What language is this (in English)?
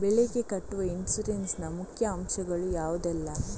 Kannada